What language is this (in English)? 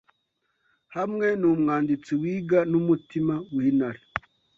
Kinyarwanda